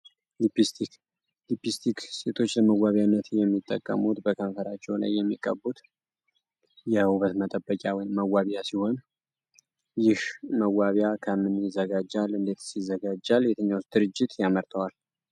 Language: Amharic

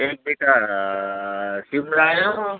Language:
Nepali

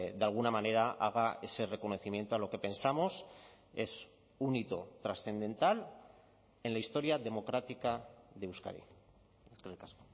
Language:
Spanish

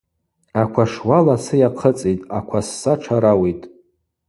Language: Abaza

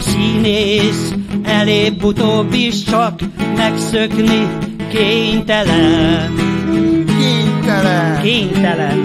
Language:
Hungarian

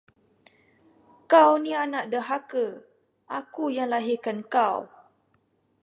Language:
Malay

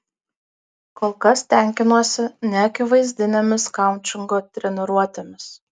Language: Lithuanian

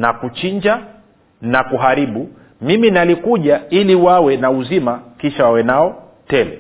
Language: Swahili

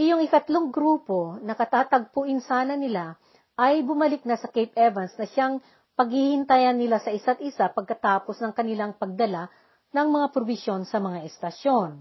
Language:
Filipino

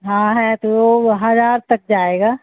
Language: Urdu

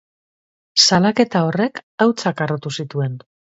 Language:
Basque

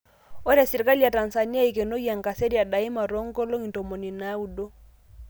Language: Masai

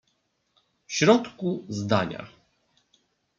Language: Polish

